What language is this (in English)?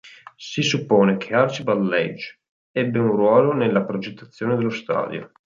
Italian